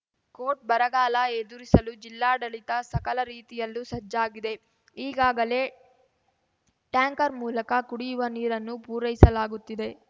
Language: Kannada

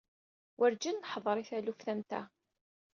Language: Kabyle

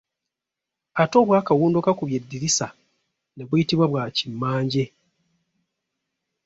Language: Ganda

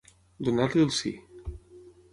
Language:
Catalan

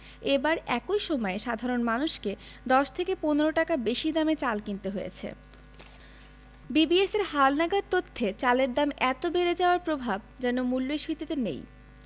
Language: Bangla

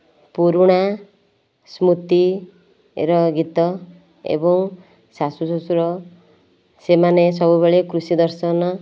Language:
Odia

